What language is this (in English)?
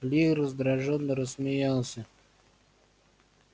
Russian